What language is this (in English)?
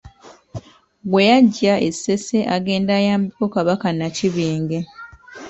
Ganda